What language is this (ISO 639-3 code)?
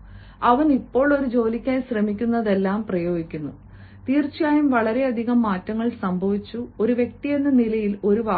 mal